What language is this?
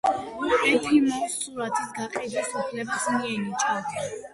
Georgian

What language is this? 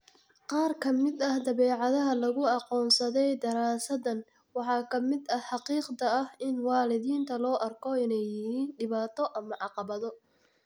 Somali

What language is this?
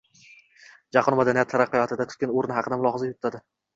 Uzbek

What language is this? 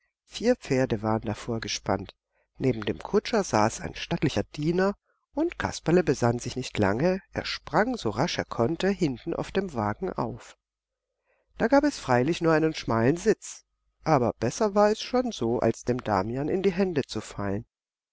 German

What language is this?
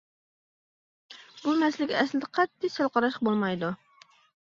Uyghur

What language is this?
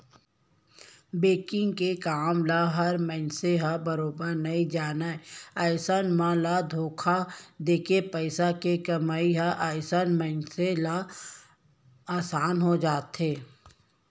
Chhattisgarhi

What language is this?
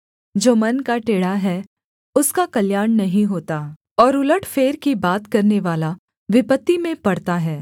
Hindi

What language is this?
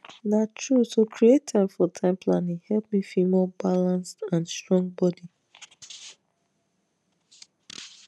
Nigerian Pidgin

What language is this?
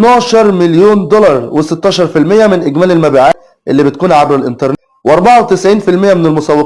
Arabic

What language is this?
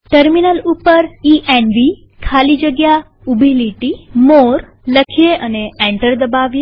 Gujarati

